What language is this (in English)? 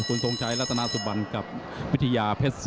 Thai